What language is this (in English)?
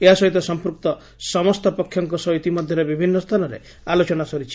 Odia